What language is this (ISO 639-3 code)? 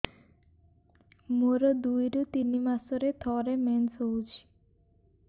ori